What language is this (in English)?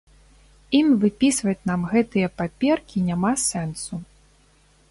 Belarusian